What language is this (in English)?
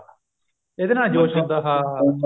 Punjabi